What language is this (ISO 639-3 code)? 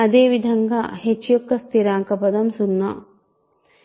tel